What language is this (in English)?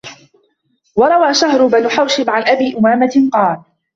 Arabic